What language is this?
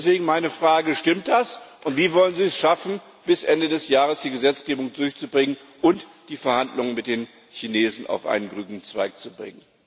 German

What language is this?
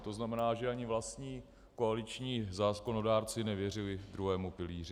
Czech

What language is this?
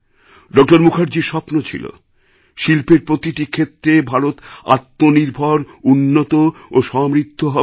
Bangla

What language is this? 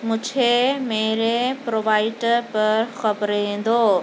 Urdu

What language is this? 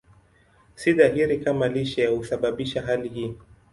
Swahili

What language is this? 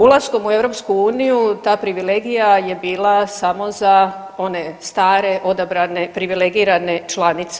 Croatian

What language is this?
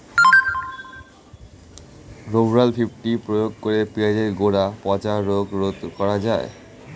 Bangla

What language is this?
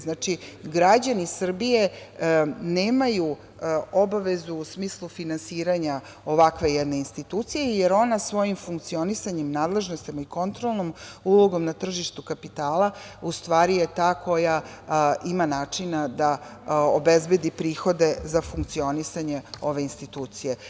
Serbian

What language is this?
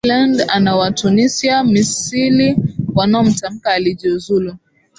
Swahili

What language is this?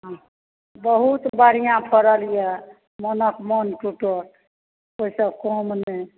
Maithili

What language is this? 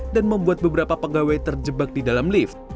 Indonesian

